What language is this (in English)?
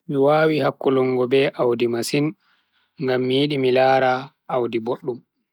Bagirmi Fulfulde